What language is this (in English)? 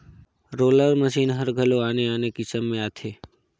Chhattisgarhi